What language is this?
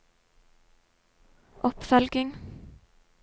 Norwegian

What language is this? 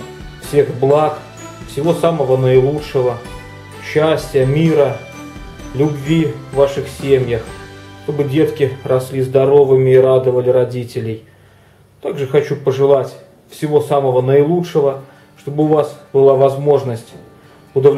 Russian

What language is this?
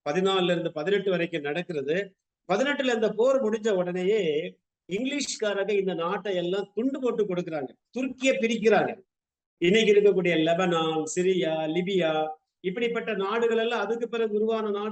Tamil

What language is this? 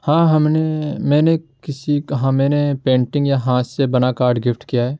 Urdu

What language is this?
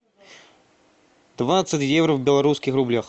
Russian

